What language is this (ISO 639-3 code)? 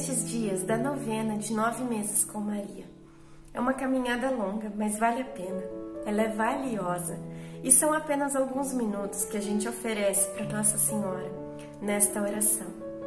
por